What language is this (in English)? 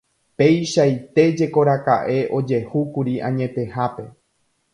Guarani